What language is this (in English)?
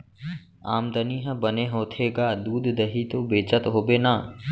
Chhattisgarhi